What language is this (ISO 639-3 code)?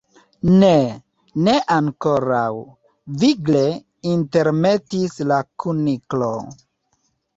epo